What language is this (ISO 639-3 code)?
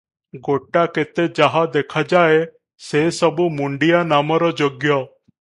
ori